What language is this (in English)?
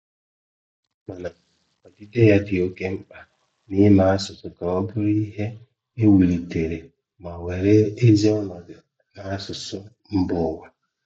Igbo